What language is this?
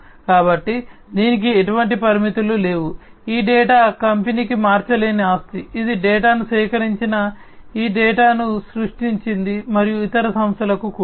Telugu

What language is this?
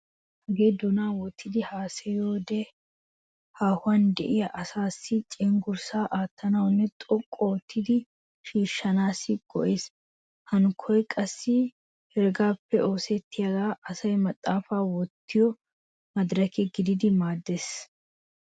Wolaytta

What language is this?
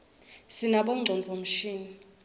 Swati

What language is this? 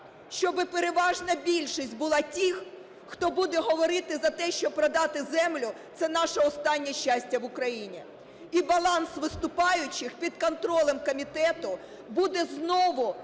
Ukrainian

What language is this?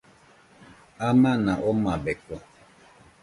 Nüpode Huitoto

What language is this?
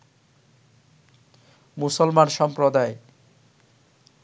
Bangla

